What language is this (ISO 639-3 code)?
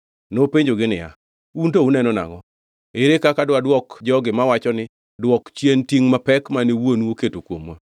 luo